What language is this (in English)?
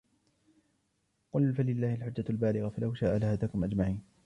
Arabic